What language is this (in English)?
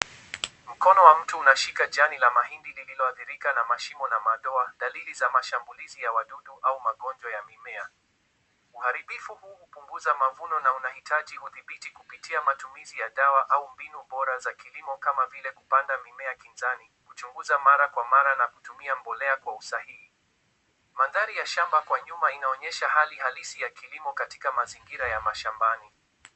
Swahili